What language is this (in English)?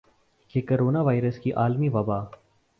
Urdu